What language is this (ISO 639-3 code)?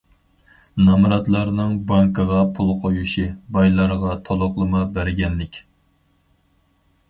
uig